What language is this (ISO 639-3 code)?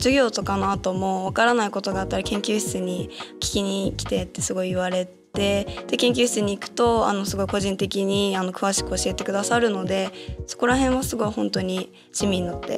jpn